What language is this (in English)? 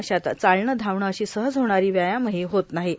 Marathi